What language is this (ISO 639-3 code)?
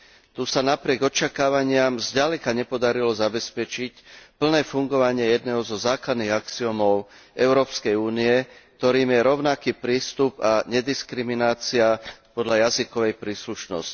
slk